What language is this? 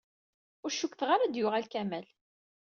Kabyle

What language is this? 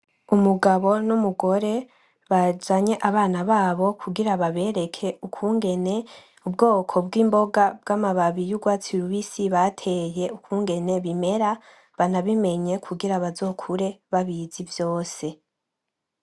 Rundi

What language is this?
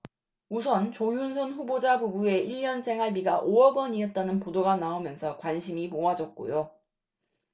Korean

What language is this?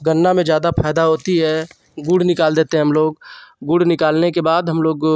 Hindi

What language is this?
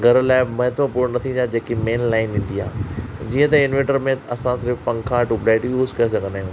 Sindhi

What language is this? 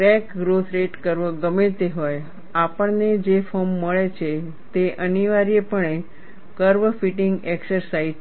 Gujarati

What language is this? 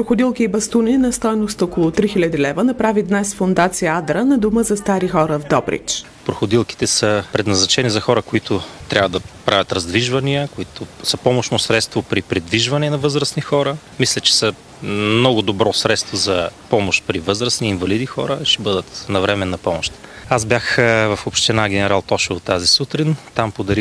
Bulgarian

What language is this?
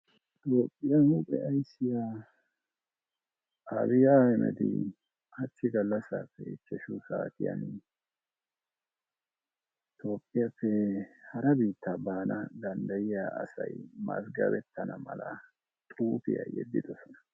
Wolaytta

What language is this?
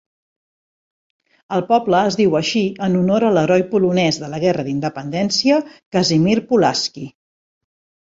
Catalan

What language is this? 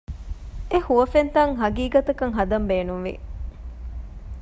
Divehi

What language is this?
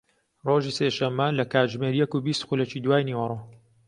Central Kurdish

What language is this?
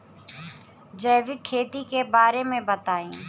Bhojpuri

